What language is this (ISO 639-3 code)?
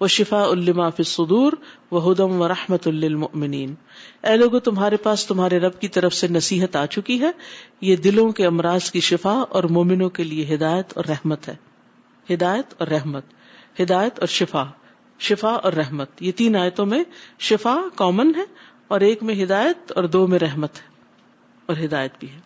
urd